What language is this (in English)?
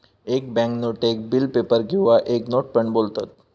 Marathi